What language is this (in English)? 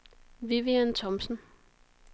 Danish